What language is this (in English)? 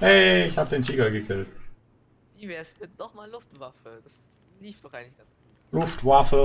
German